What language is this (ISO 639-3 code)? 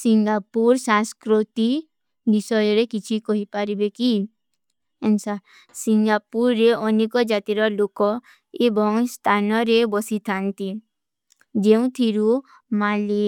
uki